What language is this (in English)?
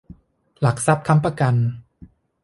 Thai